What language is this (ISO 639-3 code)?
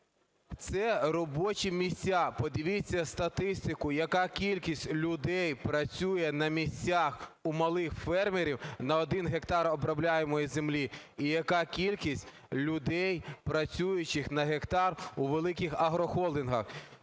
ukr